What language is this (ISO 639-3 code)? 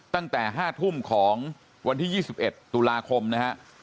tha